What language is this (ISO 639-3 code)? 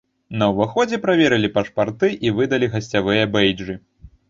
bel